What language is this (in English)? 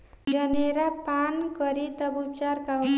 Bhojpuri